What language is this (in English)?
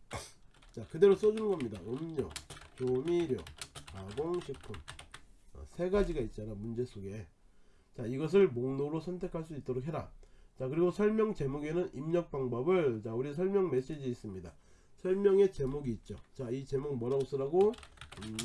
Korean